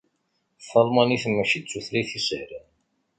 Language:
Kabyle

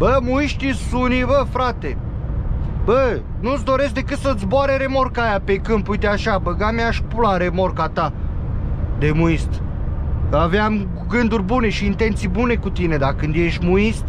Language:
Romanian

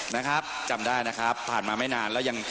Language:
Thai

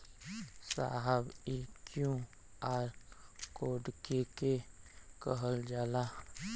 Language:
Bhojpuri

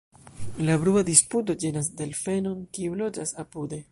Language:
Esperanto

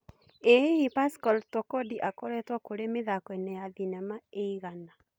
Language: Kikuyu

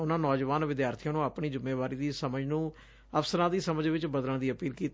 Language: Punjabi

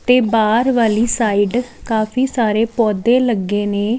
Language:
Punjabi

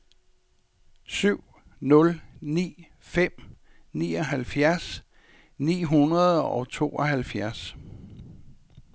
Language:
Danish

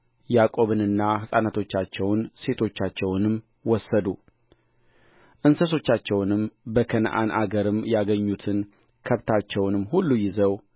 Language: Amharic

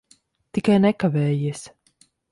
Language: Latvian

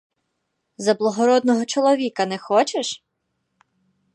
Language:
Ukrainian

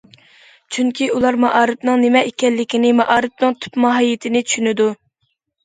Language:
Uyghur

